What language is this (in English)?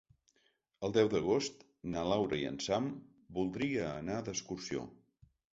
Catalan